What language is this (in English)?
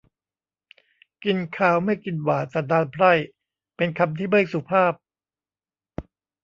Thai